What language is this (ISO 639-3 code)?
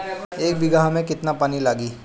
bho